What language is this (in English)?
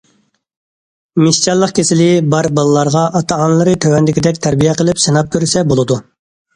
Uyghur